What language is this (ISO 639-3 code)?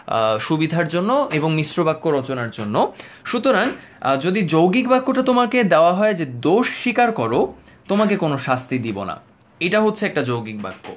ben